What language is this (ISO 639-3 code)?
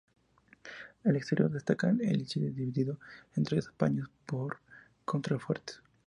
spa